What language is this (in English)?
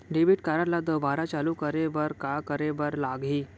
Chhattisgarhi